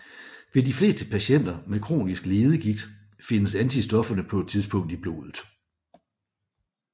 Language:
Danish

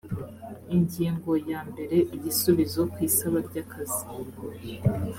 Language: Kinyarwanda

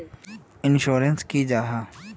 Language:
Magahi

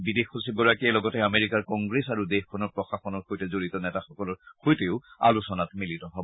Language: Assamese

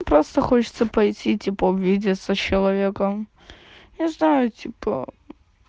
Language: Russian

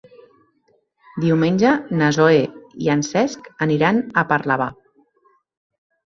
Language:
Catalan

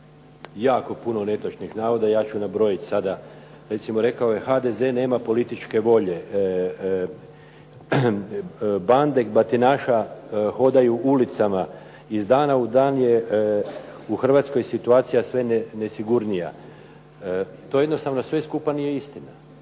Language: Croatian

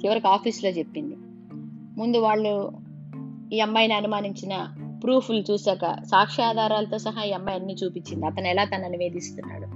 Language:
Telugu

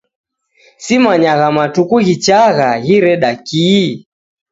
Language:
Taita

